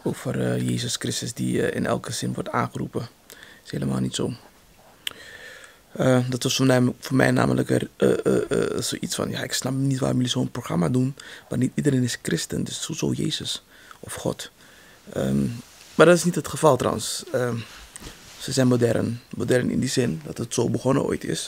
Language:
Dutch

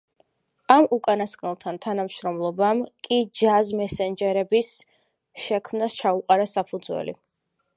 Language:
Georgian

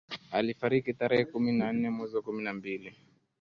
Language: Swahili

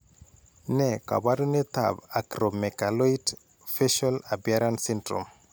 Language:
Kalenjin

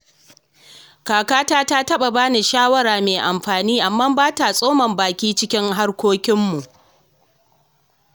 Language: Hausa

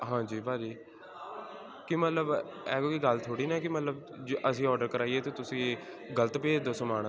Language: Punjabi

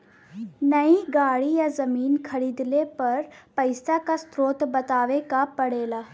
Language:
Bhojpuri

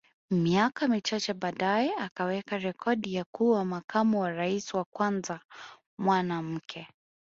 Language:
Swahili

